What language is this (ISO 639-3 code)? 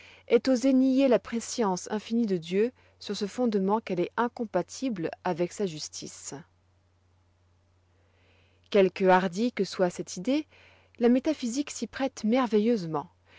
fra